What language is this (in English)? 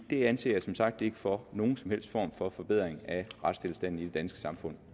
Danish